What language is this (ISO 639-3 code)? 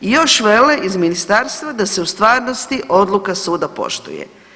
hrv